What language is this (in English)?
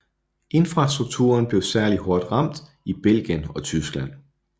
Danish